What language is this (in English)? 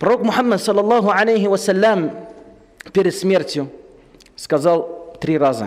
Russian